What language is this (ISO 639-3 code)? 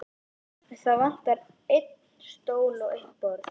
isl